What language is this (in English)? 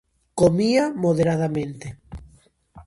Galician